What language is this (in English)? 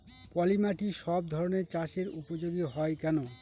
Bangla